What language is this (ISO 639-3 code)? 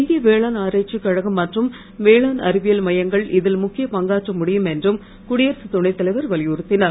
tam